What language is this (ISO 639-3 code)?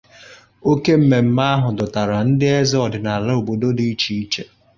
ibo